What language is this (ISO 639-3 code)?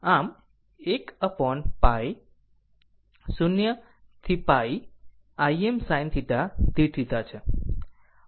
guj